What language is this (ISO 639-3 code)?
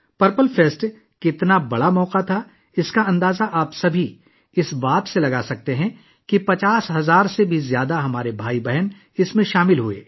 urd